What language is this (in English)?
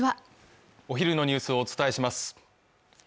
Japanese